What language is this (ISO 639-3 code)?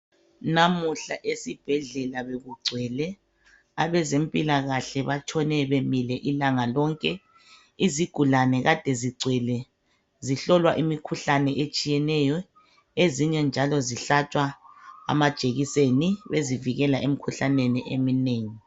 nde